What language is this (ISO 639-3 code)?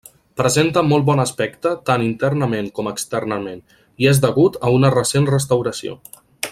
cat